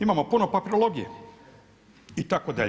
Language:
Croatian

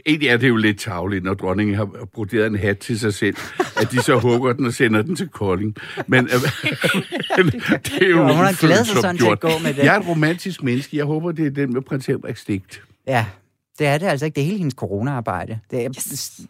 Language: Danish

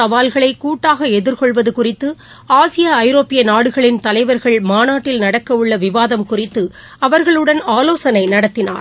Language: Tamil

